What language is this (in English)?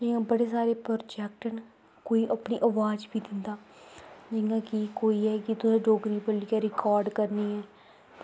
Dogri